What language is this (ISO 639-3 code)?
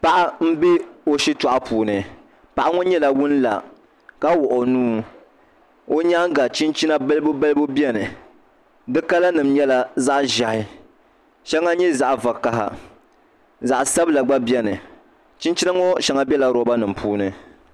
dag